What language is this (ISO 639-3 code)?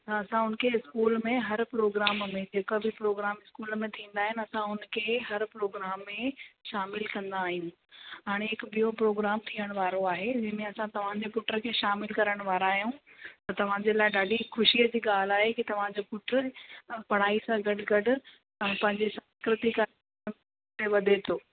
snd